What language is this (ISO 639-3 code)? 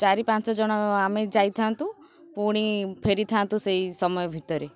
ori